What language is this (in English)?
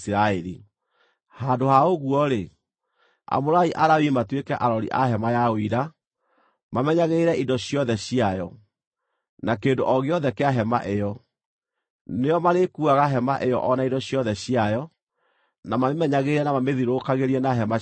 Kikuyu